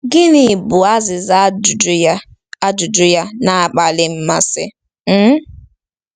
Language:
Igbo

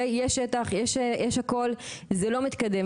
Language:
Hebrew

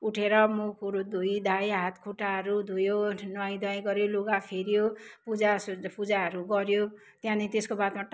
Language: Nepali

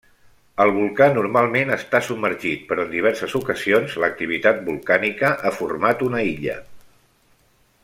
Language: Catalan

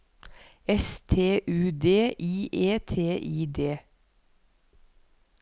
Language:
Norwegian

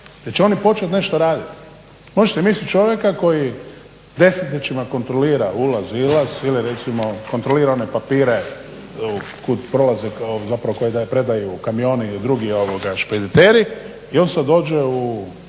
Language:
Croatian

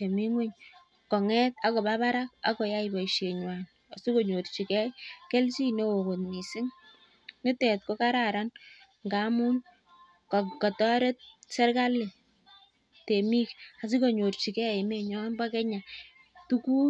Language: Kalenjin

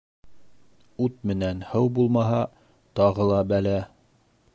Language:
Bashkir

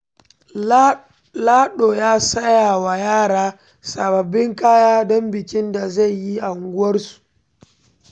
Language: Hausa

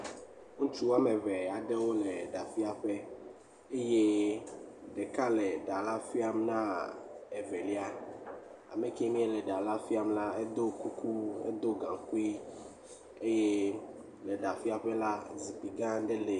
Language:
Ewe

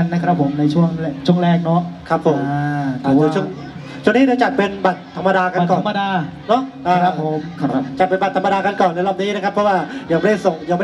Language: Thai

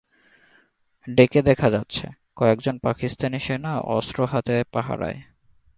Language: Bangla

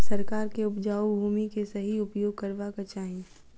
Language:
Maithili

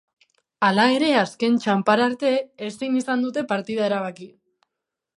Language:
Basque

